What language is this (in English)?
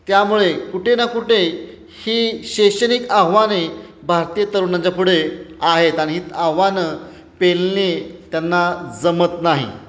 Marathi